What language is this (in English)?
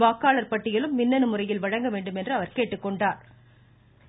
Tamil